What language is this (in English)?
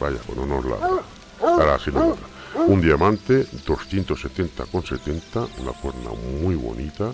Spanish